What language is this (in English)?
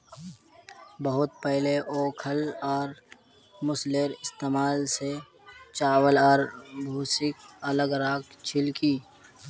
Magahi